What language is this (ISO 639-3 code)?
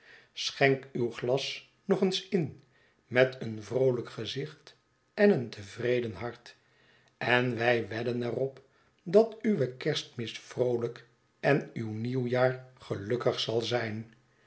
nld